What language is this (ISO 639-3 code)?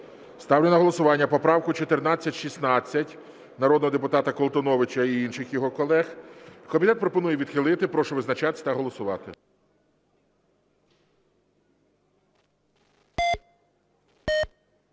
ukr